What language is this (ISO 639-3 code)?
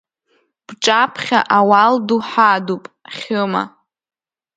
abk